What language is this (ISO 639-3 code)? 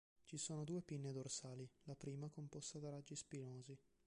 ita